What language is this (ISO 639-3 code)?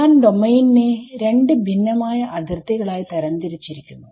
mal